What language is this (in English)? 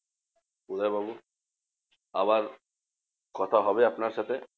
Bangla